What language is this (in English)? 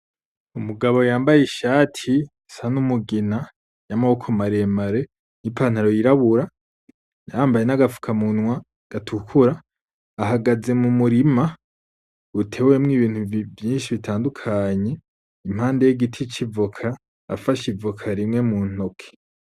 Rundi